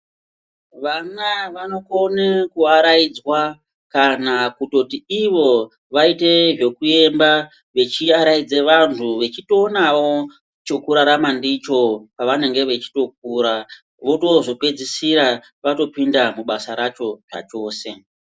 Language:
Ndau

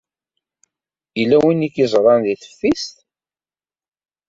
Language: Kabyle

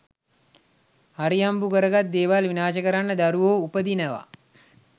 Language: Sinhala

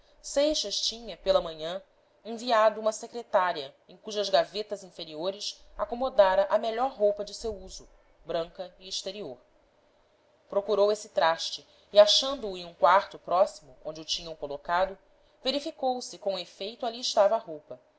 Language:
Portuguese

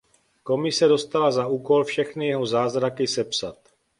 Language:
Czech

